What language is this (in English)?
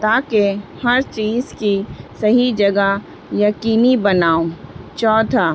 Urdu